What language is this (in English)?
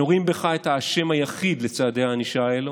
Hebrew